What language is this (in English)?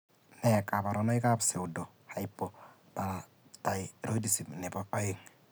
Kalenjin